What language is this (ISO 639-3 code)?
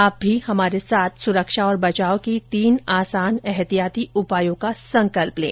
hin